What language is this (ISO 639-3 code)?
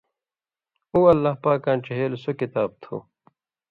mvy